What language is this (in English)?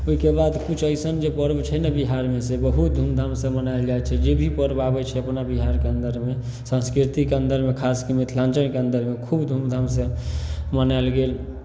Maithili